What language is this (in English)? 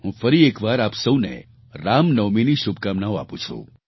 Gujarati